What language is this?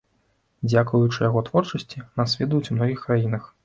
Belarusian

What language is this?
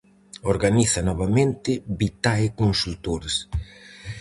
Galician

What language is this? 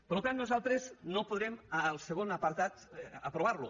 Catalan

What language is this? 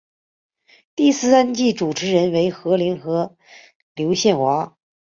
Chinese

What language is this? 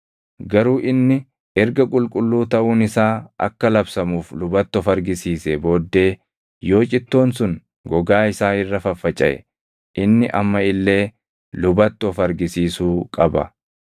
Oromo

